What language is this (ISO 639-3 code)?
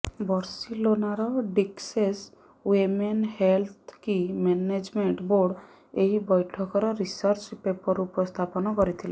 ori